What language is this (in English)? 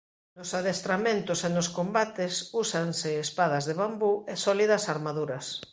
Galician